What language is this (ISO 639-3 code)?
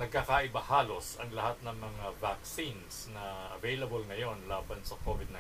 fil